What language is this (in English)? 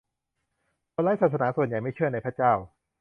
Thai